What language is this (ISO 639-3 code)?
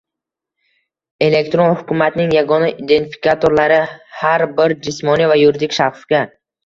uzb